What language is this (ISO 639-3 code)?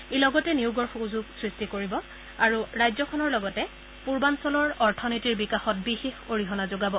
asm